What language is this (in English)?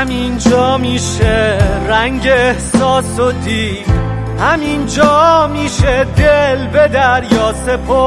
Persian